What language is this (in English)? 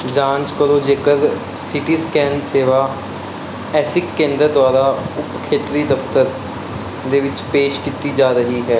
Punjabi